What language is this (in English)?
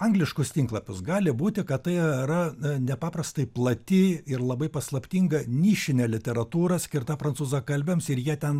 Lithuanian